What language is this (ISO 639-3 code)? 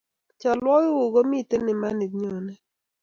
kln